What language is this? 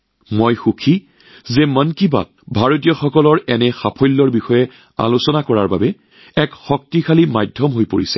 Assamese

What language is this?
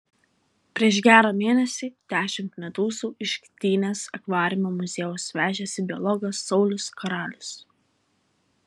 Lithuanian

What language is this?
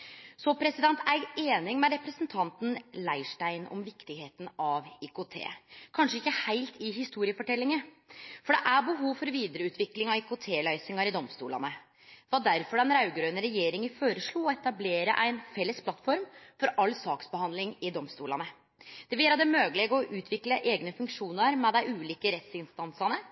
Norwegian Nynorsk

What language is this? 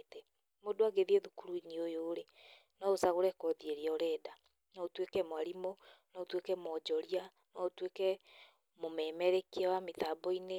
Kikuyu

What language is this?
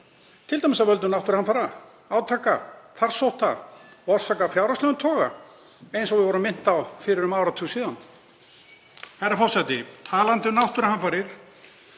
Icelandic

